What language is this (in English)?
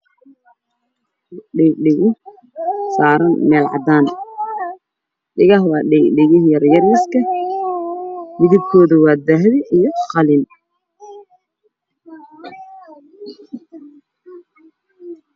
Somali